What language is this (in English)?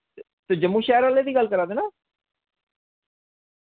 Dogri